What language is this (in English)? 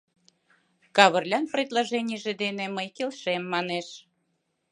Mari